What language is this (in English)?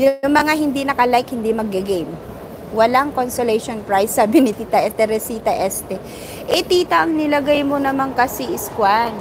Filipino